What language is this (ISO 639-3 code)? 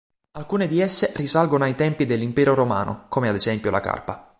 ita